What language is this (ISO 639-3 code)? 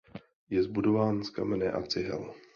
ces